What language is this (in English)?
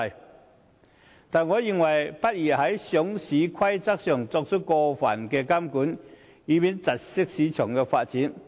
Cantonese